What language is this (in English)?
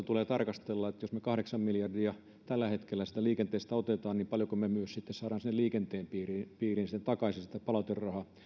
Finnish